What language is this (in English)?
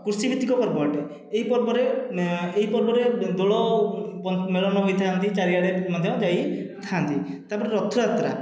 Odia